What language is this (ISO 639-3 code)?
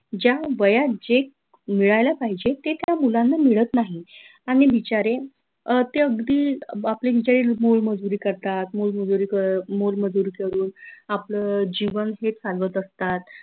mar